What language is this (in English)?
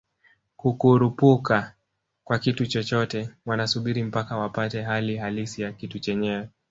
Swahili